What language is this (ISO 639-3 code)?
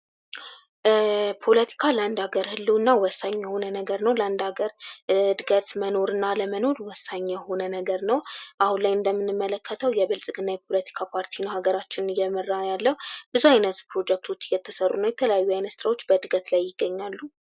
amh